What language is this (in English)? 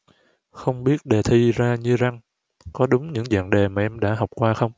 Vietnamese